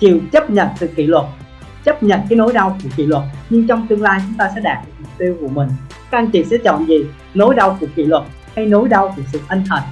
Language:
Vietnamese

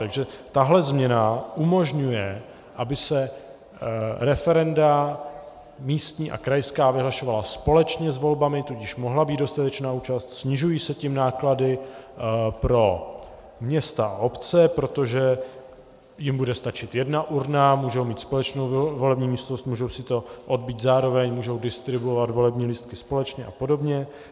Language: Czech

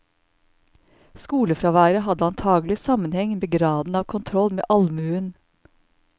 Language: Norwegian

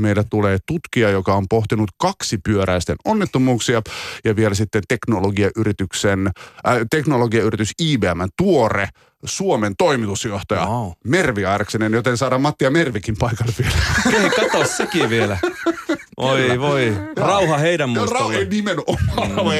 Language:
Finnish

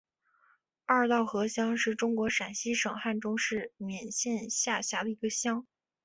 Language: Chinese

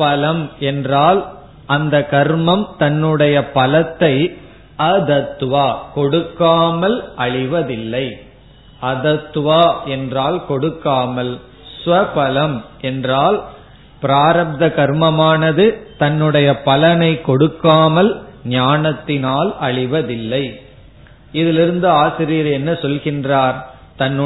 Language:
Tamil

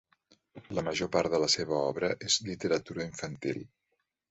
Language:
Catalan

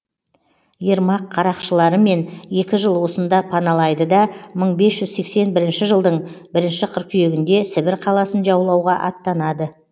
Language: Kazakh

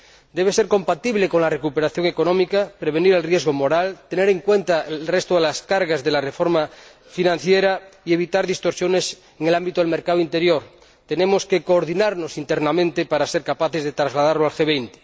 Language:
Spanish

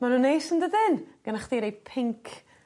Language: Welsh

